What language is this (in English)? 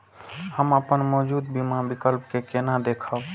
Maithili